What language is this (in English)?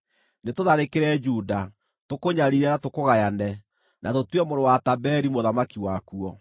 Kikuyu